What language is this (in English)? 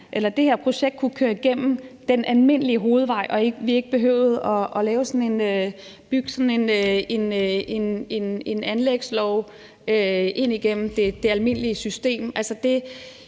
Danish